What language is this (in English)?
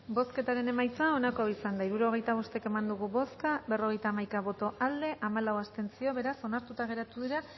Basque